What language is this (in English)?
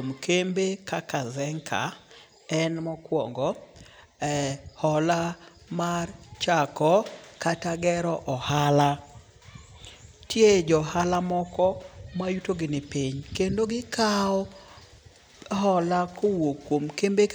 Luo (Kenya and Tanzania)